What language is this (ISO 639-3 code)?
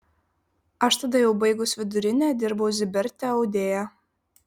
lit